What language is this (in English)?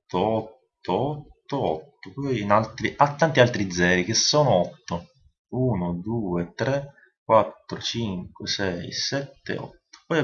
Italian